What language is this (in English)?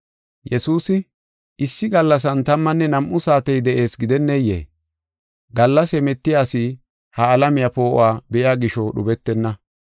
Gofa